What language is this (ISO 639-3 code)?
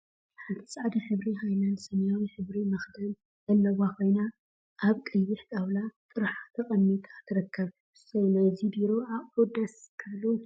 tir